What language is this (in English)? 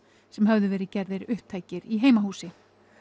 Icelandic